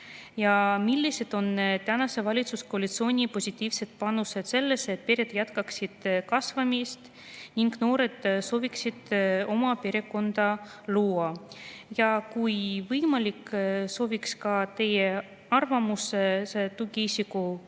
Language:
Estonian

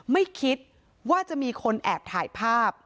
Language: Thai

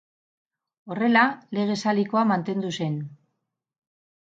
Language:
Basque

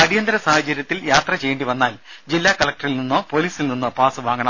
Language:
Malayalam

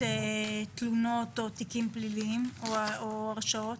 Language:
Hebrew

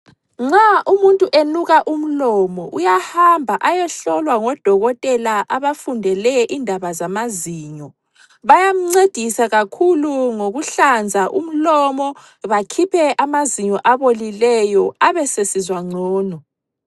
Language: North Ndebele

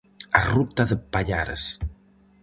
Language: Galician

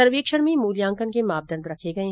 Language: Hindi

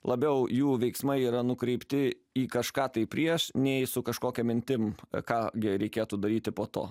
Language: Lithuanian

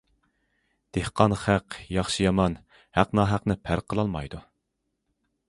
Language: Uyghur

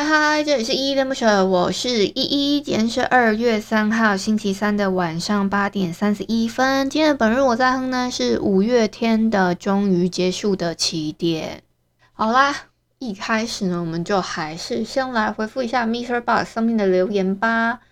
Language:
Chinese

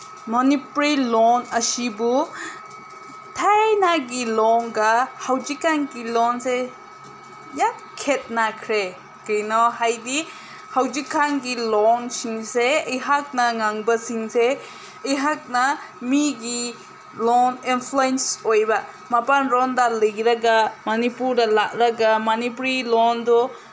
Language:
Manipuri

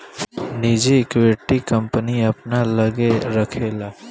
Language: Bhojpuri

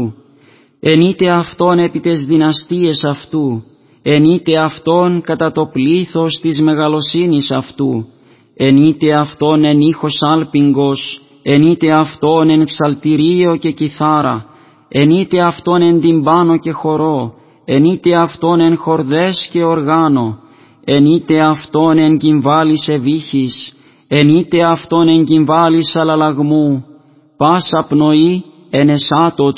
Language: Greek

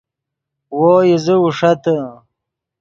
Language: Yidgha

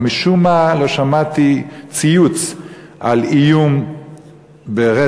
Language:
Hebrew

